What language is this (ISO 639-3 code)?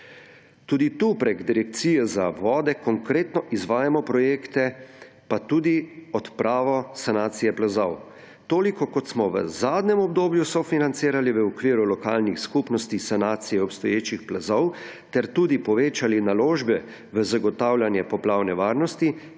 slv